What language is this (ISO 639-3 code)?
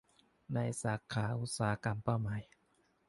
tha